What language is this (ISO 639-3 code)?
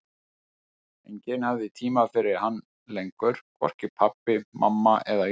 isl